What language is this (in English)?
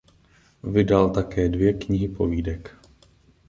Czech